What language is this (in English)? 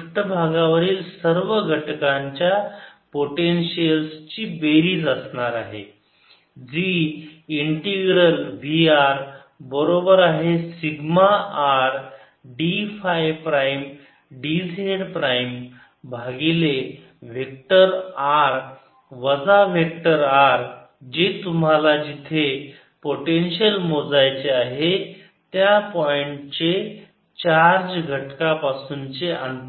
Marathi